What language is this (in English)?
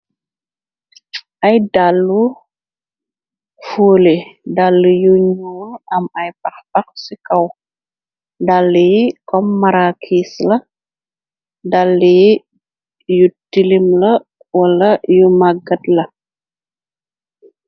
Wolof